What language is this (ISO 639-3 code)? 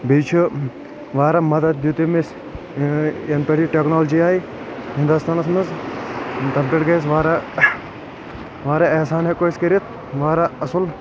kas